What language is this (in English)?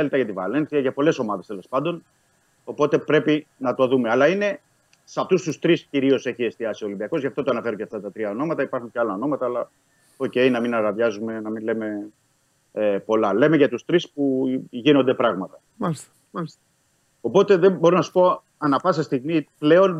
Greek